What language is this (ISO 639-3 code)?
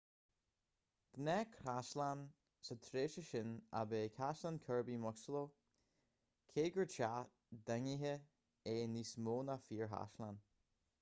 gle